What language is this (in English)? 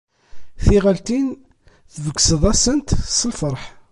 Kabyle